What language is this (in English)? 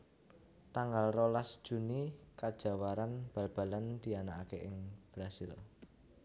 Javanese